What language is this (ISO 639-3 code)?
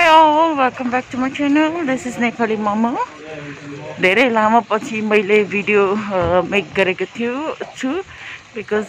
eng